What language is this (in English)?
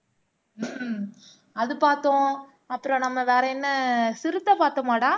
Tamil